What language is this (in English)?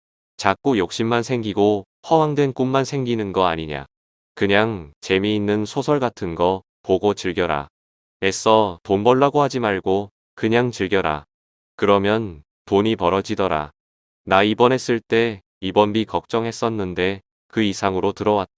Korean